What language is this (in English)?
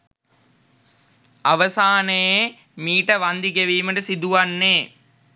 Sinhala